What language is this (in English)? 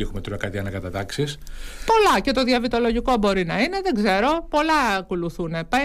Greek